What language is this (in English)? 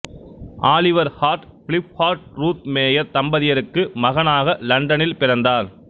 Tamil